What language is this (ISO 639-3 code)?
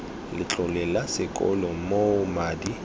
tsn